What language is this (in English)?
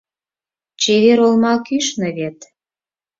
Mari